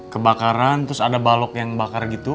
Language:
Indonesian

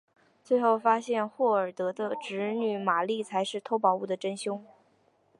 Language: Chinese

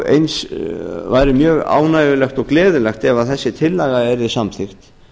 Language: Icelandic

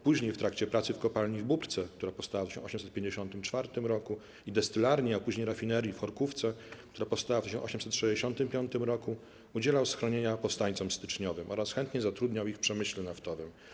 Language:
Polish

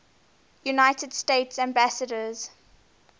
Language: English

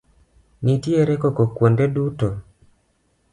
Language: Luo (Kenya and Tanzania)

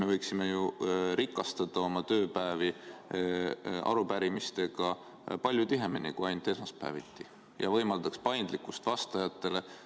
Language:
Estonian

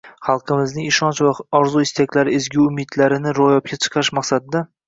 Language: Uzbek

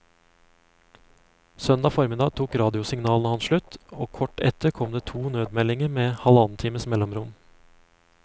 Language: Norwegian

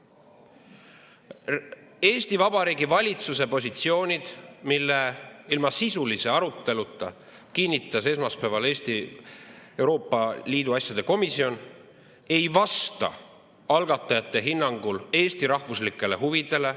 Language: Estonian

